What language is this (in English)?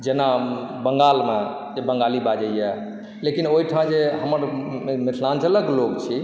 Maithili